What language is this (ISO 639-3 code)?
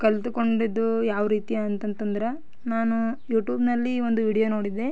kan